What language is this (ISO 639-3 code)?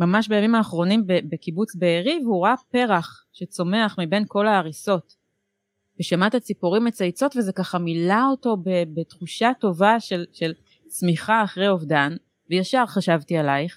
heb